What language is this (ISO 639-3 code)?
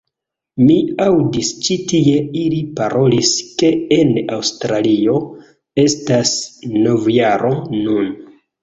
epo